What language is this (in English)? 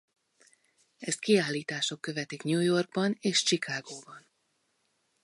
Hungarian